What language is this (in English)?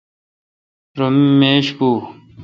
Kalkoti